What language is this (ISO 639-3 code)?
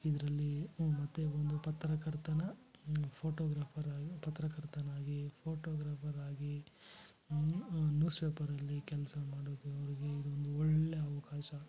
kan